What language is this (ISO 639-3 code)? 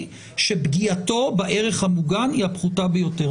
heb